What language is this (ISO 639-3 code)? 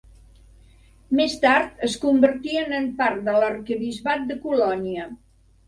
cat